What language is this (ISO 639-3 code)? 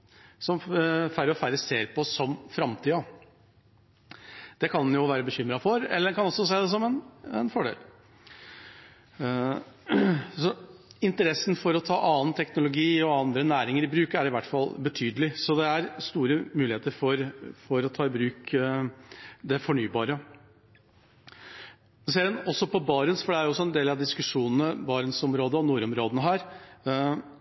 nob